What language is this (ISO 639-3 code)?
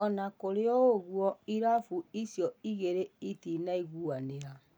kik